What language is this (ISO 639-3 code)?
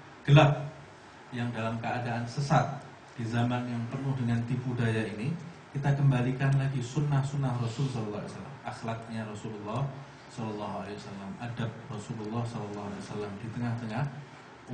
ind